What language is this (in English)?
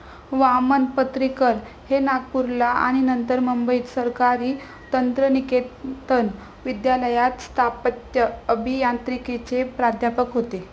Marathi